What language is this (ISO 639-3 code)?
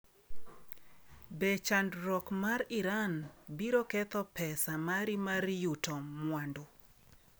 luo